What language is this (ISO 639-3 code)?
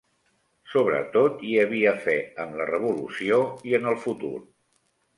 cat